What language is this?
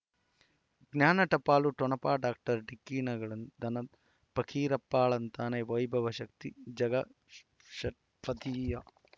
Kannada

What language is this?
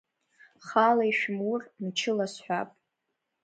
Abkhazian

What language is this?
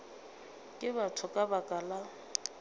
Northern Sotho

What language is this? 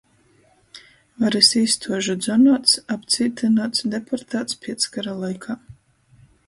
Latgalian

